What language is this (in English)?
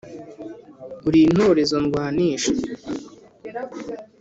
Kinyarwanda